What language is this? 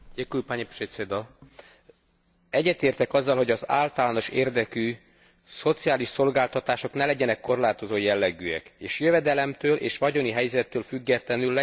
Hungarian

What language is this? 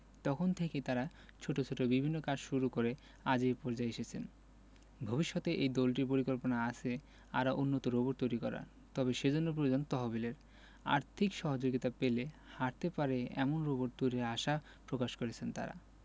Bangla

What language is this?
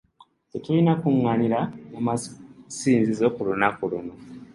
Ganda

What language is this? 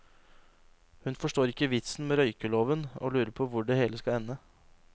Norwegian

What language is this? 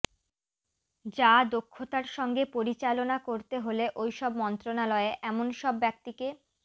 Bangla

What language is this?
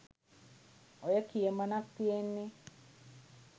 Sinhala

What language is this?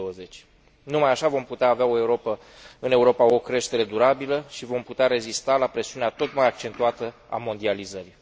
Romanian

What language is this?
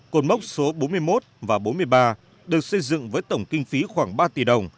Vietnamese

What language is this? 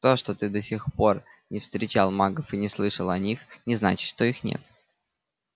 Russian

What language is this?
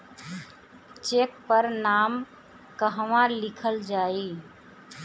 Bhojpuri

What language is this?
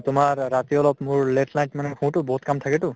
Assamese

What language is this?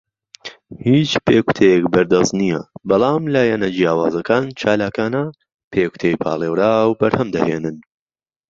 Central Kurdish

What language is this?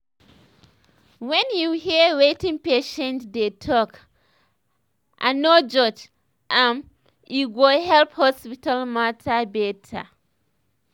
Nigerian Pidgin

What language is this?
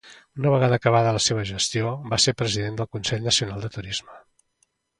Catalan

